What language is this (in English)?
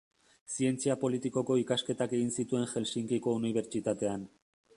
Basque